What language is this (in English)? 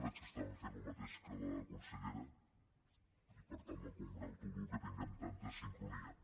Catalan